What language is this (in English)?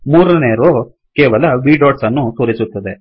Kannada